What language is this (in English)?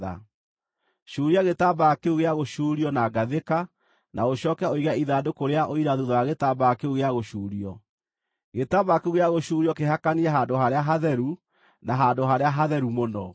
Kikuyu